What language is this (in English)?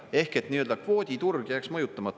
Estonian